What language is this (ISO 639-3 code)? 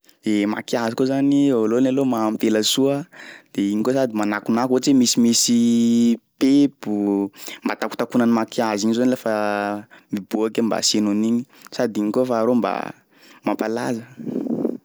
skg